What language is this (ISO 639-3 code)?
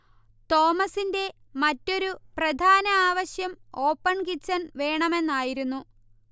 mal